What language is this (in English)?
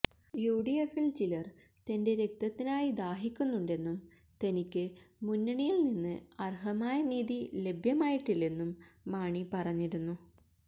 Malayalam